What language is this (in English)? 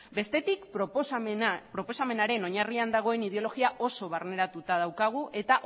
Basque